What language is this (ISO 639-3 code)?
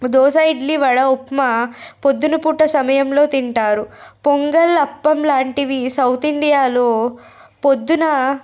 tel